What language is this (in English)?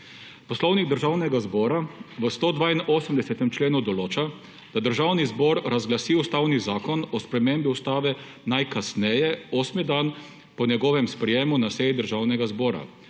Slovenian